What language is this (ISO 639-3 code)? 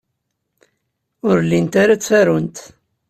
kab